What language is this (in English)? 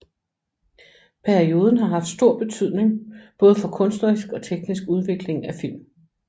Danish